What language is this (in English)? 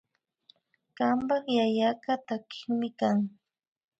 Imbabura Highland Quichua